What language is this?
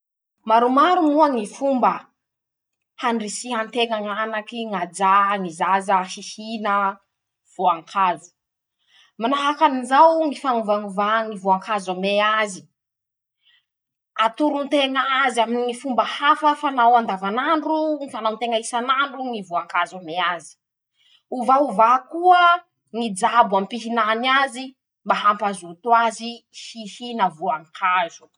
Masikoro Malagasy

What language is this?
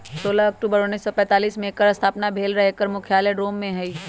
Magahi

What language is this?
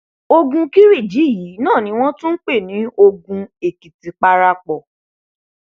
Yoruba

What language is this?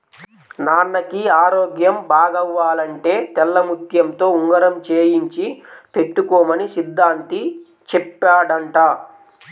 Telugu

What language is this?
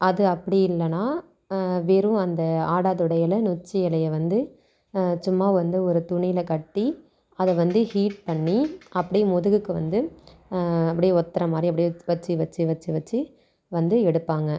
Tamil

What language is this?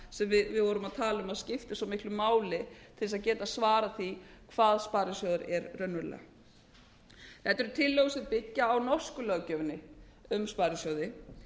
Icelandic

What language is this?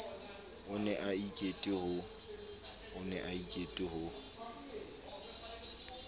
Southern Sotho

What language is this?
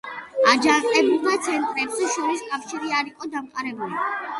Georgian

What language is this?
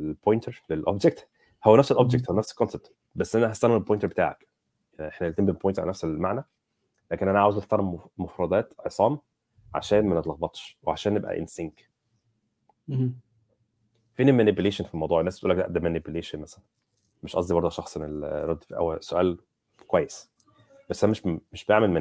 Arabic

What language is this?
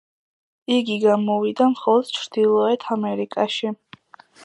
Georgian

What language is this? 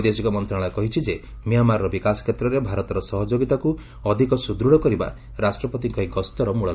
Odia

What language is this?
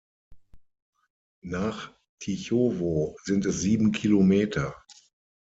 German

